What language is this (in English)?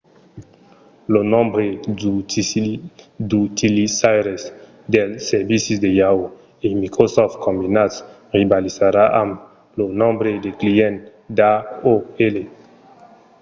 Occitan